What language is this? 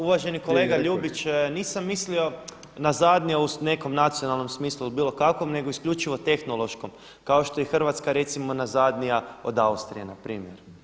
Croatian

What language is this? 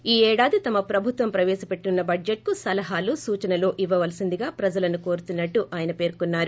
Telugu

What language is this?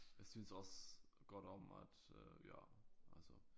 Danish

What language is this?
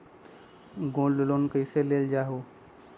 Magahi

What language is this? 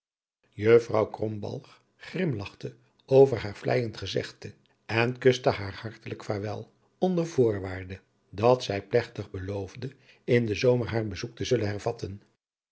Dutch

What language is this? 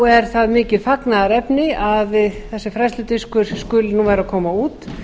Icelandic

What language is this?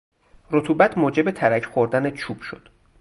Persian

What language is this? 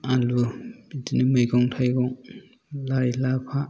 Bodo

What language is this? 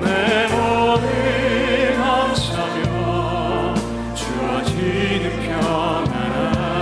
Korean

